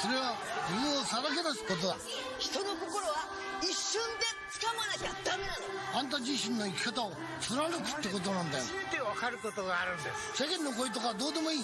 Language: Japanese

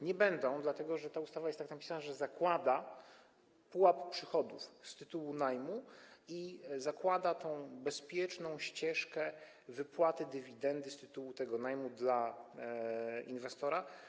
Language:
Polish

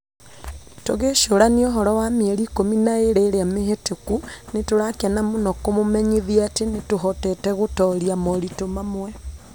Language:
Kikuyu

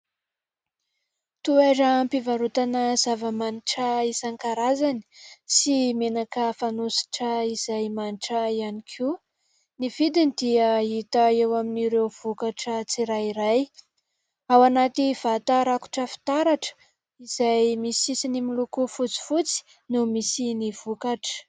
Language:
Malagasy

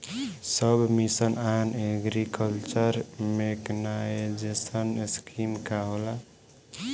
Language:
Bhojpuri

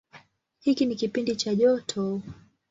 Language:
Swahili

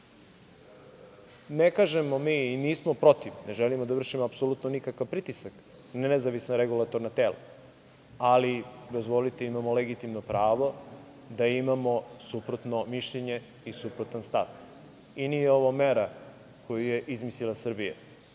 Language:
Serbian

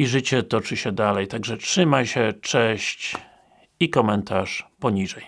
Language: Polish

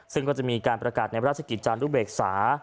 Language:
Thai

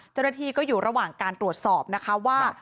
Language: Thai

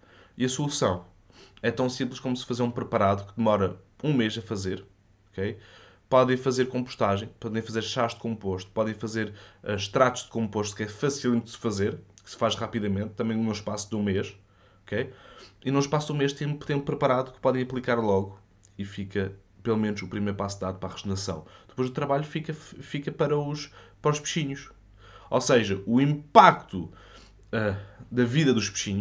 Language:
Portuguese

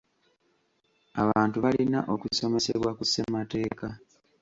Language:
Ganda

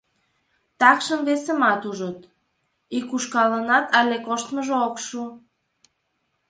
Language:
Mari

